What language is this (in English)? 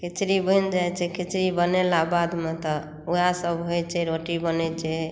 Maithili